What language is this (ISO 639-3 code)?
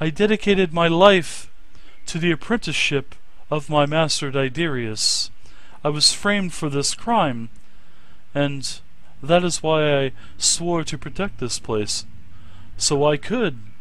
eng